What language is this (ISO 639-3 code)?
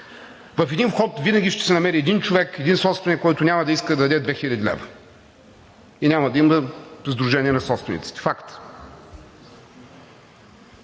bul